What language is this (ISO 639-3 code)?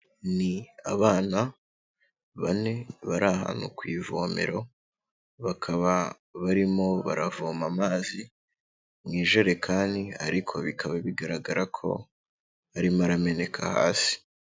kin